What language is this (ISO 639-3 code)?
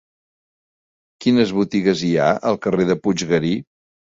cat